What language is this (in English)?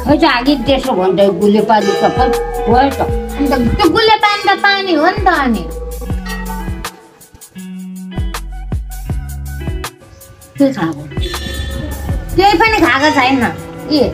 Thai